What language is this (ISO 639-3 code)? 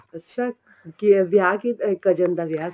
pan